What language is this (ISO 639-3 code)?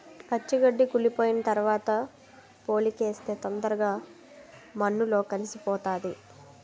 tel